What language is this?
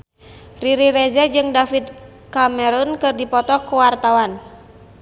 Sundanese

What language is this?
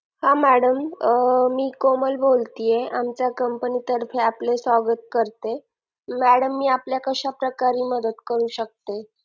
Marathi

